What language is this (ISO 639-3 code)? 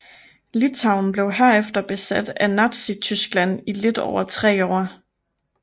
dan